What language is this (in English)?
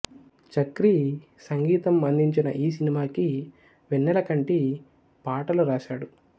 Telugu